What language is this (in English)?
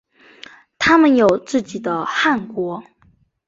Chinese